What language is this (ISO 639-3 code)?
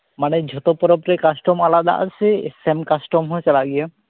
sat